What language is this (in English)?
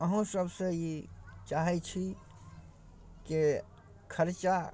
Maithili